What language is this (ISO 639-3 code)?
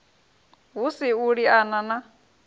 ven